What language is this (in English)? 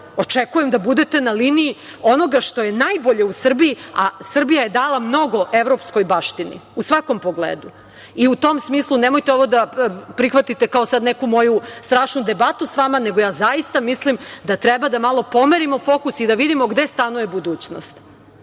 Serbian